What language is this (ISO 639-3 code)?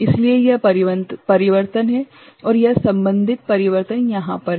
hin